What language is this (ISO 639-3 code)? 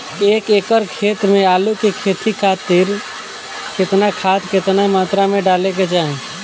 bho